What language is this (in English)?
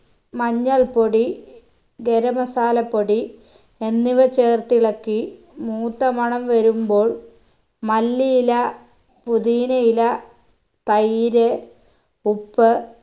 Malayalam